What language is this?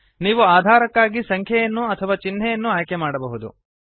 Kannada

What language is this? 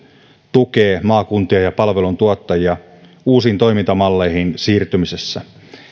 Finnish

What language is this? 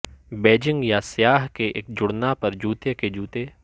Urdu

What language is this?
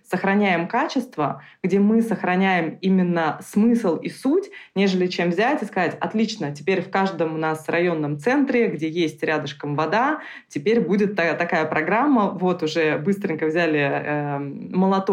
Russian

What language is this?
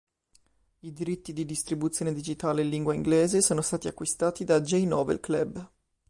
Italian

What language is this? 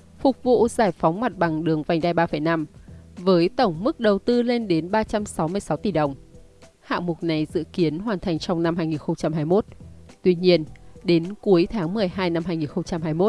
Vietnamese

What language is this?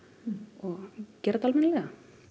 Icelandic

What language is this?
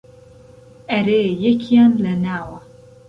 Central Kurdish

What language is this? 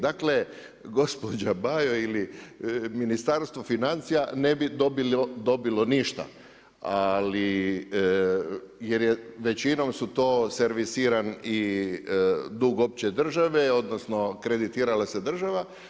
Croatian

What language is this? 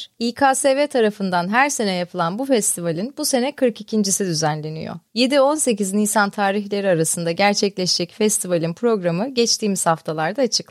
Turkish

